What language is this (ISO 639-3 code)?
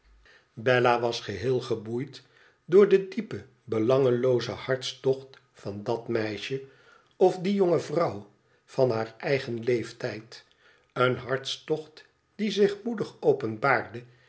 nld